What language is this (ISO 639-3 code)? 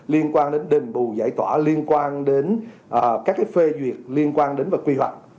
vie